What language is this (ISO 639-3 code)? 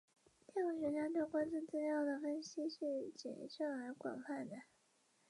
zho